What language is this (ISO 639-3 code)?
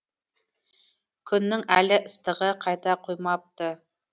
kaz